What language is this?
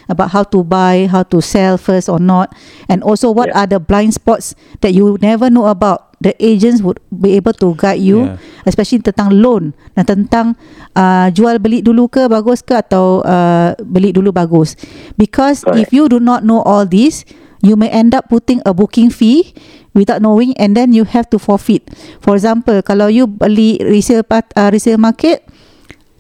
Malay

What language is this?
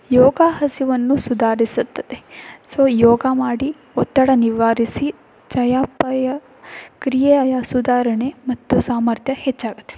Kannada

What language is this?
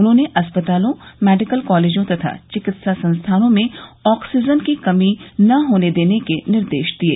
Hindi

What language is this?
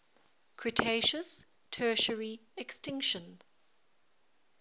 English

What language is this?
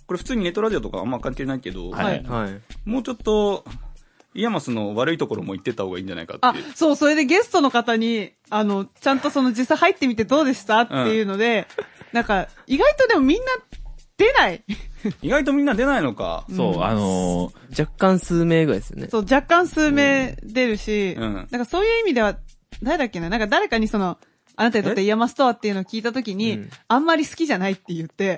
Japanese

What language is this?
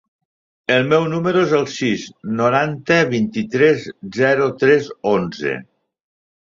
Catalan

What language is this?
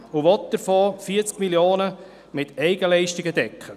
Swiss German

